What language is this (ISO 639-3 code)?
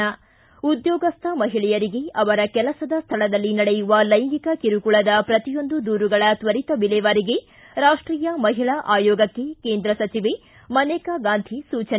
kan